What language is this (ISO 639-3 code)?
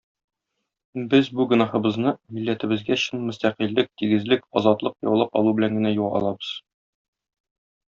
tat